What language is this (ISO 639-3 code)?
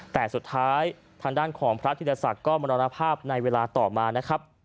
tha